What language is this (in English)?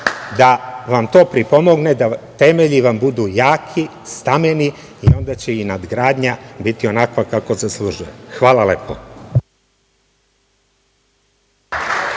Serbian